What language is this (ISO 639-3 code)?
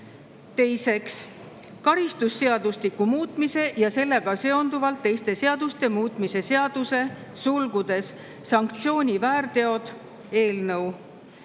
est